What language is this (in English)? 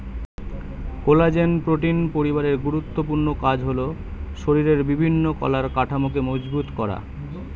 Bangla